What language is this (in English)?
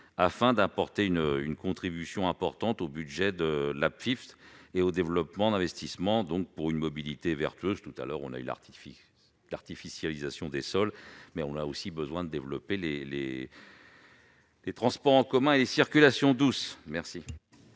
French